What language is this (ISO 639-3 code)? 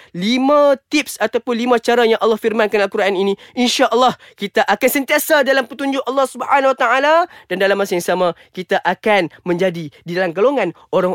msa